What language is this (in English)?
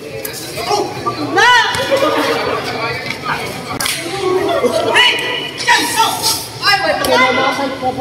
Indonesian